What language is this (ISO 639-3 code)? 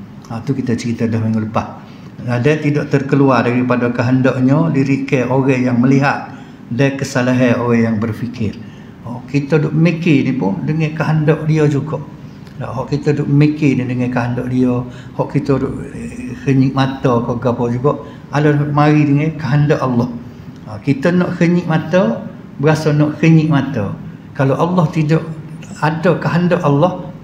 msa